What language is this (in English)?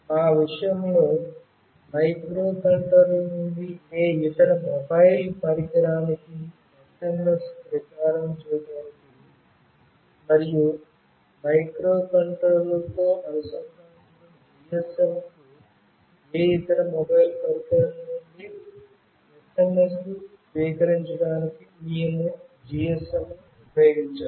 Telugu